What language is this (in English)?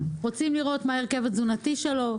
Hebrew